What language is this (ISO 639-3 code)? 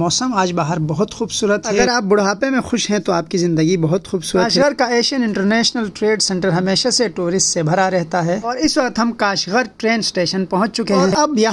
hin